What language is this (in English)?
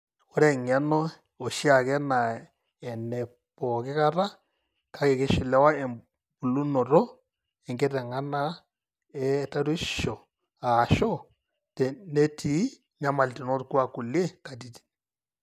Masai